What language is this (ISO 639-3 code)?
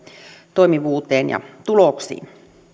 fin